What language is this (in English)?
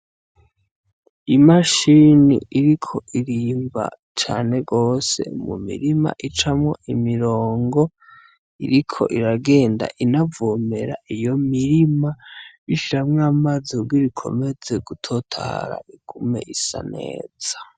Rundi